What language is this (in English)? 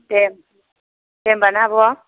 Bodo